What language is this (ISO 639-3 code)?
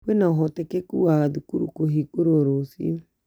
kik